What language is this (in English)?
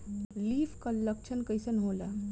Bhojpuri